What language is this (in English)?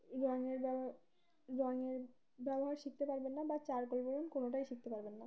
Bangla